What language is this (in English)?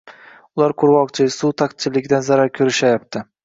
Uzbek